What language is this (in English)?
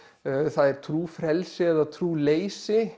Icelandic